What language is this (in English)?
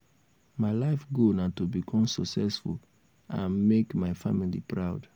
Nigerian Pidgin